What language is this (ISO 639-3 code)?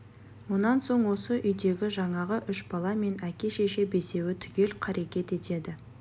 kaz